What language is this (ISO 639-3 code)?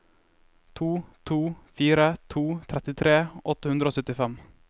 nor